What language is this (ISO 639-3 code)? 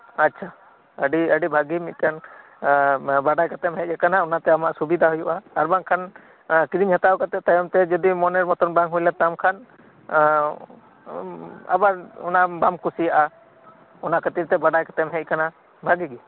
sat